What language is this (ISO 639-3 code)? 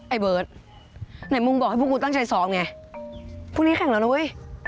tha